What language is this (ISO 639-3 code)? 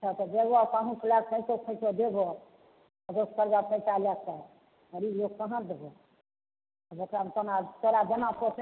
mai